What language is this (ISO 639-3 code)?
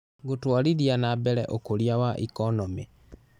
kik